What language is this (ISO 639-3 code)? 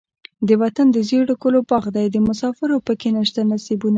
pus